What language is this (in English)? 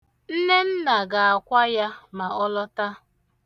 Igbo